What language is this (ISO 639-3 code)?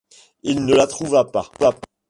fra